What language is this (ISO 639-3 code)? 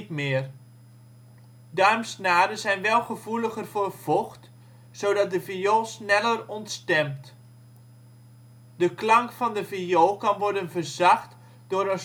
nld